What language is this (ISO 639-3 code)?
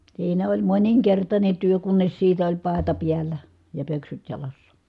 fin